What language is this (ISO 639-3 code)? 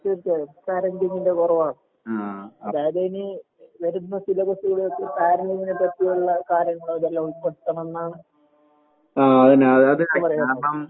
mal